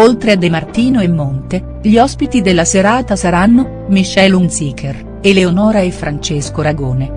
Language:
Italian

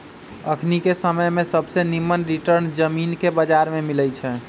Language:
Magahi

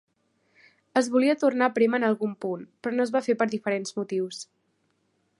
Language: Catalan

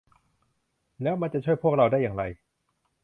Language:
Thai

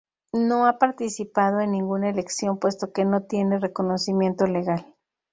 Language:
Spanish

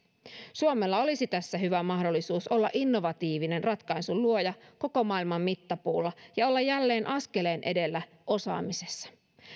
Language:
Finnish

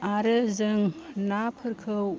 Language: Bodo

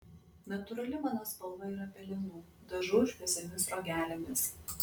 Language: Lithuanian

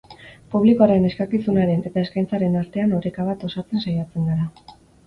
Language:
Basque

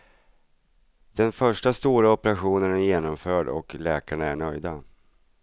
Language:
Swedish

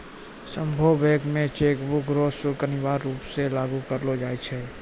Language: Maithili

